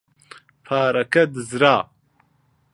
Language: Central Kurdish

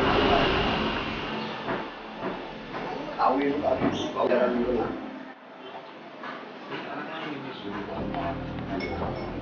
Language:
Indonesian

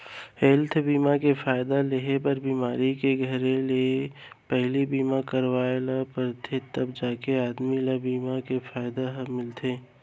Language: Chhattisgarhi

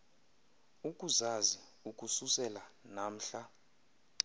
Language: Xhosa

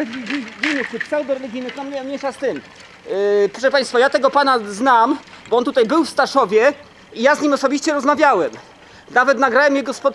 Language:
Polish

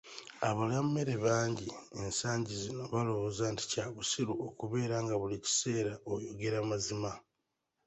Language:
Ganda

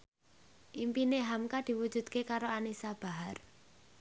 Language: Javanese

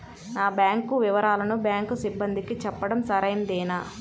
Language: Telugu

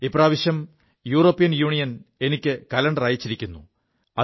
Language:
Malayalam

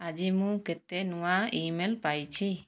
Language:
Odia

